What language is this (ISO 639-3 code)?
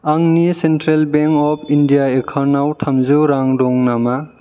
brx